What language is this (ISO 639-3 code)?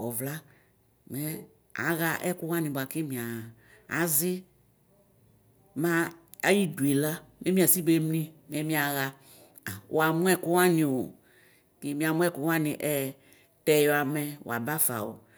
kpo